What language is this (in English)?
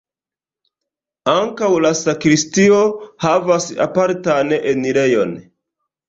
Esperanto